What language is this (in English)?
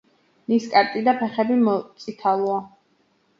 Georgian